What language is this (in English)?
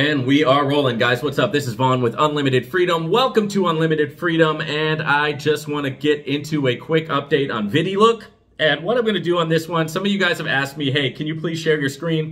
English